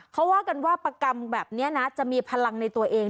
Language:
Thai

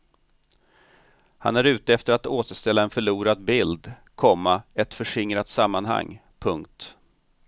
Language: Swedish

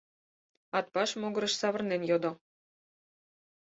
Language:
Mari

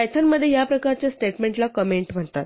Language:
Marathi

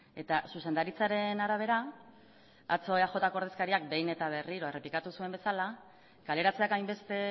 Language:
Basque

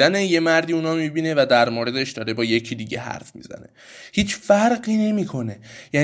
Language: Persian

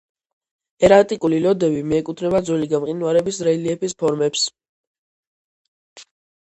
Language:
Georgian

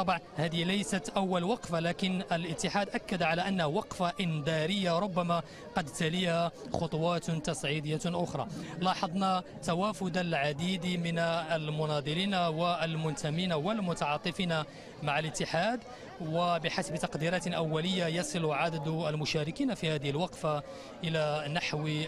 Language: Arabic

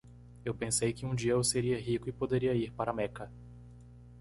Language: Portuguese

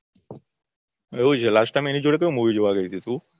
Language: Gujarati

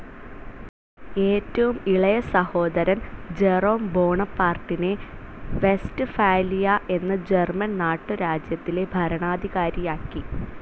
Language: Malayalam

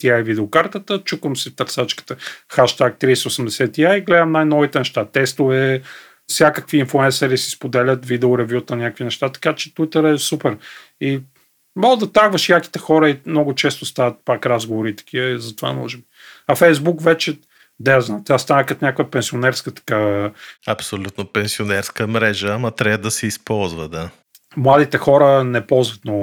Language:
Bulgarian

